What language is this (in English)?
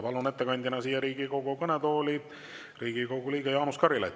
Estonian